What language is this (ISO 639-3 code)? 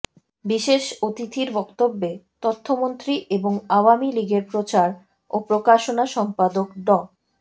ben